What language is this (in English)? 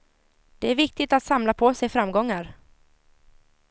Swedish